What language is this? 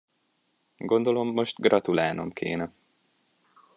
Hungarian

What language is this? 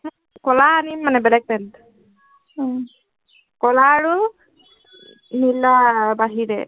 Assamese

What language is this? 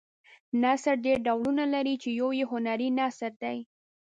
Pashto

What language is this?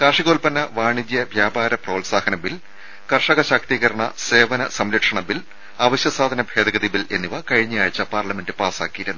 Malayalam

